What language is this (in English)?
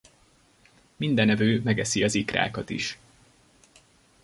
Hungarian